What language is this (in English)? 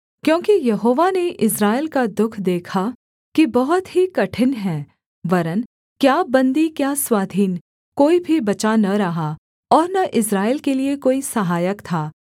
Hindi